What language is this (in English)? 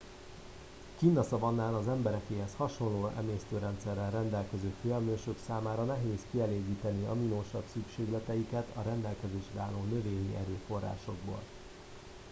Hungarian